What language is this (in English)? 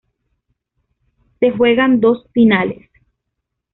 Spanish